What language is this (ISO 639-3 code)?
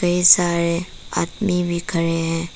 hin